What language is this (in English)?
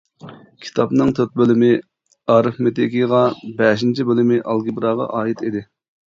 Uyghur